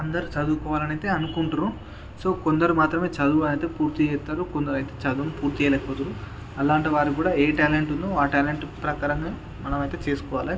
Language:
Telugu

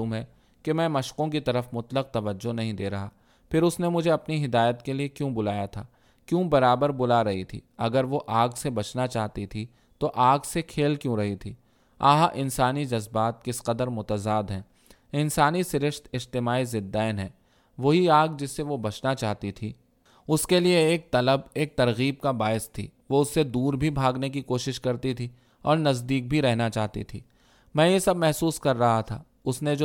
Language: Urdu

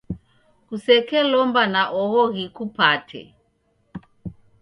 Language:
Taita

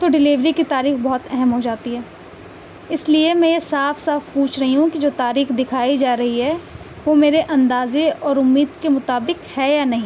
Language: Urdu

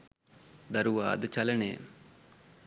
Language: Sinhala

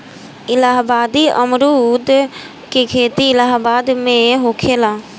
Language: Bhojpuri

